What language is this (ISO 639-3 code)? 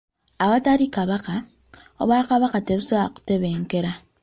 lug